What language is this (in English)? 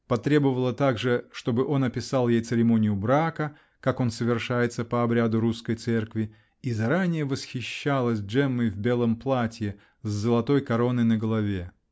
Russian